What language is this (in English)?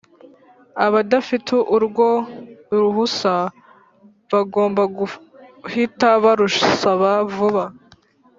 Kinyarwanda